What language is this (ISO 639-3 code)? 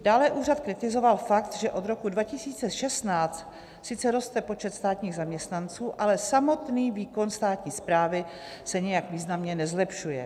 ces